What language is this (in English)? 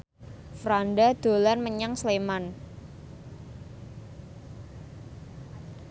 Javanese